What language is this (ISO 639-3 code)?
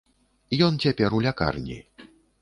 bel